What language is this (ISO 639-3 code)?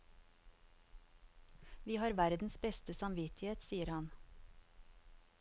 nor